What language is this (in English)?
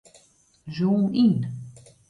Western Frisian